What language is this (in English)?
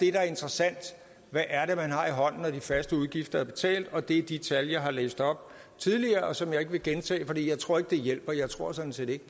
Danish